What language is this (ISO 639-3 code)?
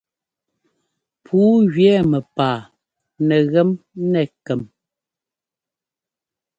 jgo